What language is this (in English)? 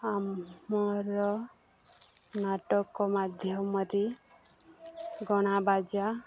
Odia